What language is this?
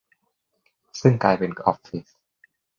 Thai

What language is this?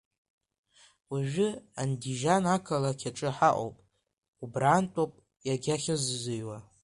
Abkhazian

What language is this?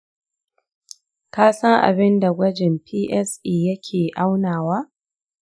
Hausa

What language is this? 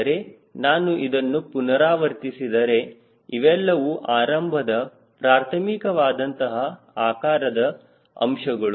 Kannada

